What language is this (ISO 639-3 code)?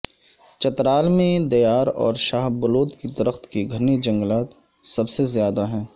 urd